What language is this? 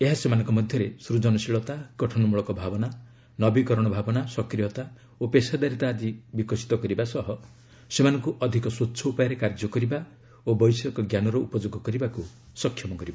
Odia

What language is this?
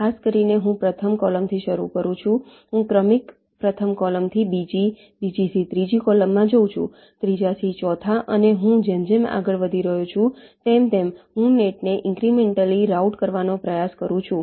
Gujarati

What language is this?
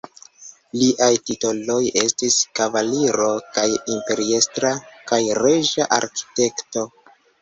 Esperanto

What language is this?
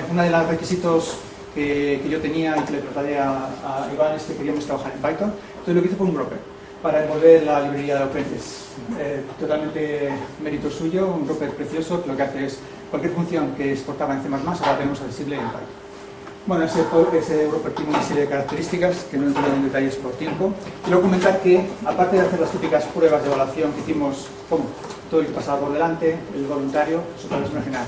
Spanish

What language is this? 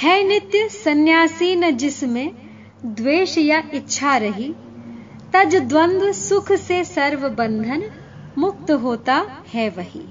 Hindi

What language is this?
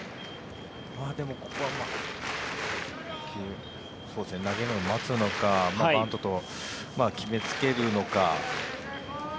Japanese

